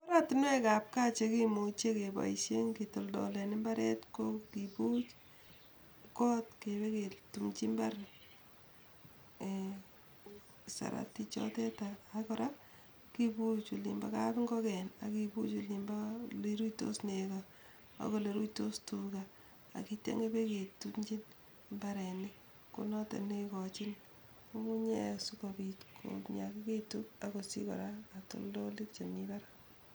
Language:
Kalenjin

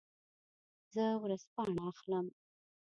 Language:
Pashto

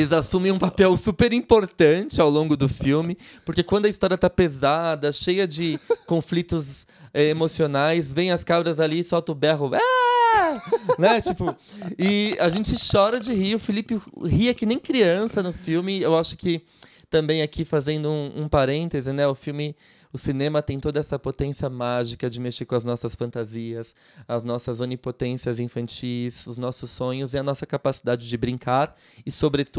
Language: Portuguese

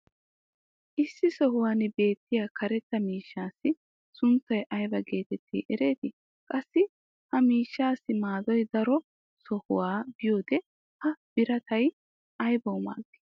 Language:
Wolaytta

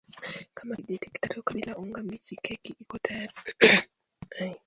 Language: Swahili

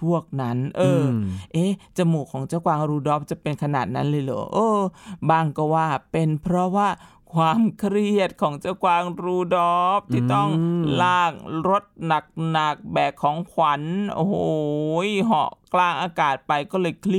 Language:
Thai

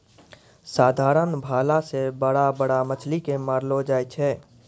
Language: Maithili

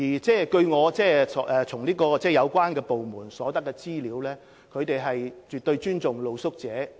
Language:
Cantonese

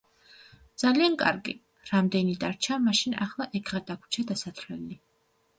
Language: Georgian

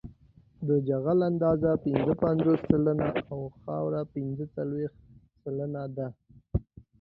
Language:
Pashto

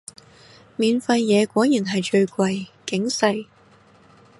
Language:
Cantonese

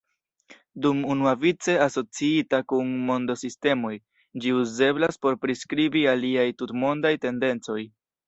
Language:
Esperanto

